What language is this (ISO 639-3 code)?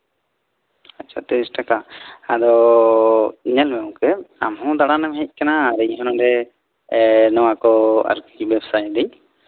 sat